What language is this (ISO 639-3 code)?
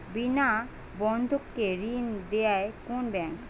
ben